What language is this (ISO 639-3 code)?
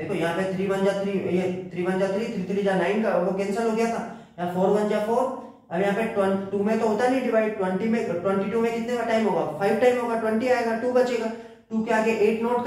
hin